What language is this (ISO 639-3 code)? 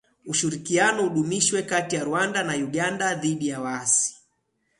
swa